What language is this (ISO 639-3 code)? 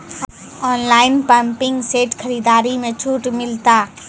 mai